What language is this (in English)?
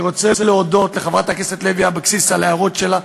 Hebrew